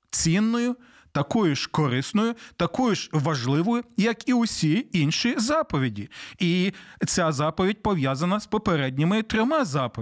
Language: Ukrainian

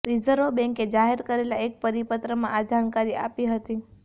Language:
Gujarati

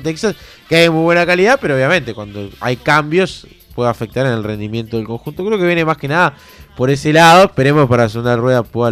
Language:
Spanish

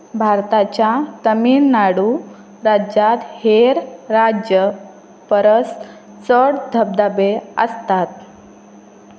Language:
Konkani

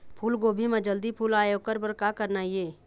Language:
Chhattisgarhi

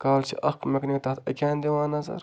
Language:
Kashmiri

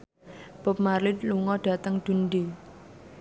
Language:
Javanese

